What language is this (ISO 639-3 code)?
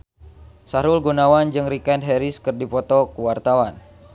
sun